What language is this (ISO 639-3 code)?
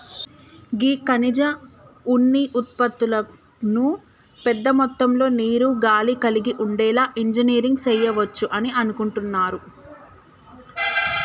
tel